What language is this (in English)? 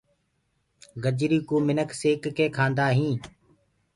Gurgula